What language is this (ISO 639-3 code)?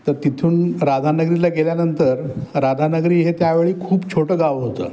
mar